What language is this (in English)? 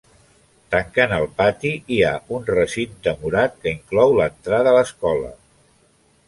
Catalan